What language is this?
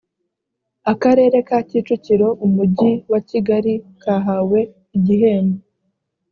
Kinyarwanda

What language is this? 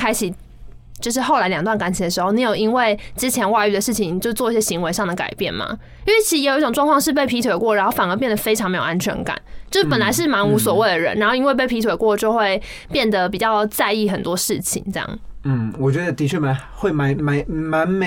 Chinese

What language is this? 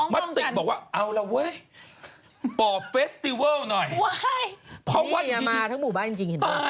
Thai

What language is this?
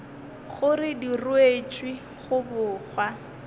Northern Sotho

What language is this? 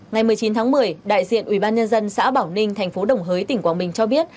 Vietnamese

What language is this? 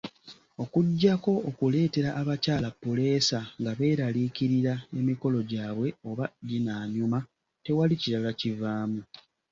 Ganda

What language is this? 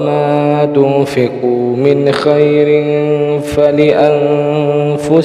Arabic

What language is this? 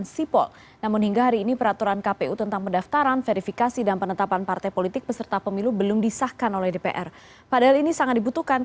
Indonesian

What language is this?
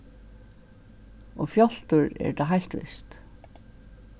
Faroese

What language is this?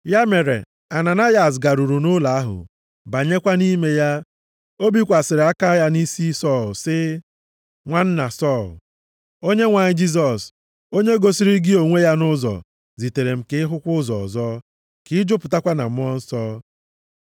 Igbo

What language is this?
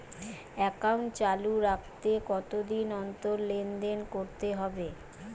Bangla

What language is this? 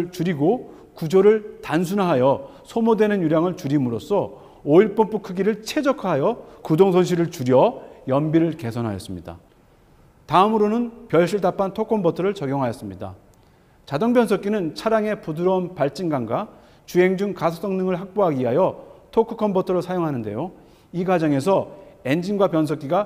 Korean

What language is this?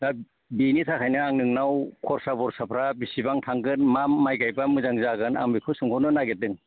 Bodo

